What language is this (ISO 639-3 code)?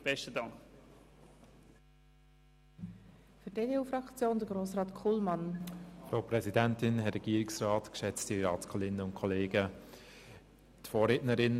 gsw